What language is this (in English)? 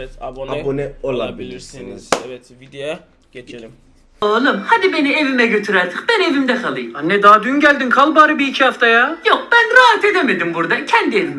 Turkish